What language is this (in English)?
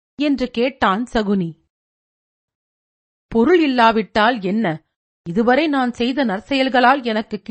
Tamil